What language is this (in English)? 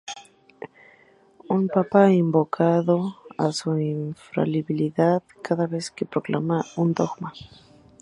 Spanish